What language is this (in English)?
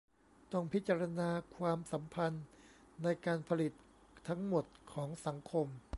Thai